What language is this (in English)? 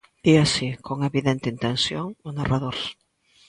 Galician